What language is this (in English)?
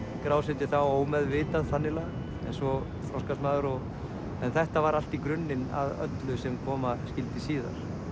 Icelandic